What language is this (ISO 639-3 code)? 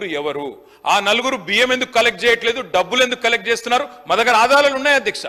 tel